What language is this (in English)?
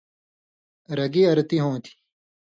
Indus Kohistani